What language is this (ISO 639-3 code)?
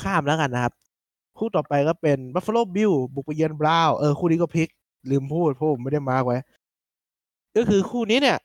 tha